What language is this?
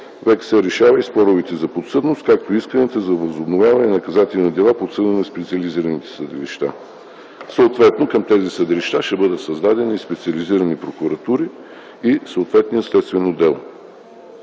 Bulgarian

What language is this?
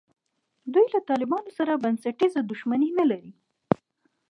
Pashto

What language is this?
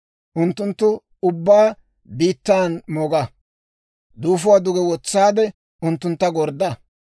Dawro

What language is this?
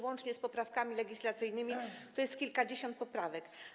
Polish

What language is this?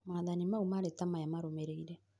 Kikuyu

